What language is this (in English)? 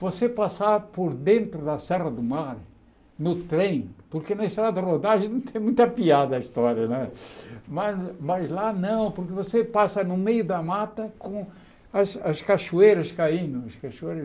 Portuguese